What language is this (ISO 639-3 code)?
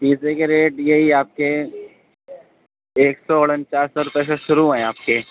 urd